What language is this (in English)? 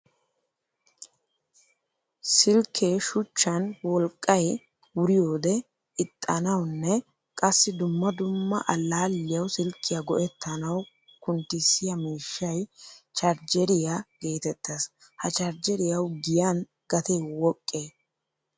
Wolaytta